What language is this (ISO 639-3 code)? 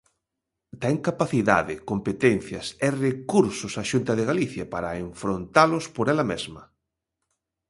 glg